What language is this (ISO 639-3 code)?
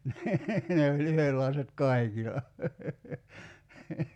fin